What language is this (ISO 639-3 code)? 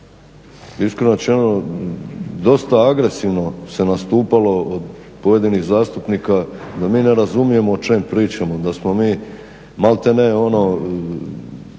hrv